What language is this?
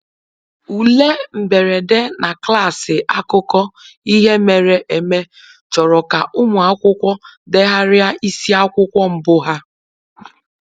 Igbo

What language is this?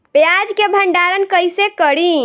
Bhojpuri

